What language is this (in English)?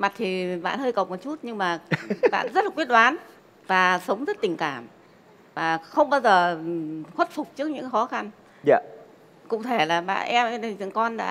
Vietnamese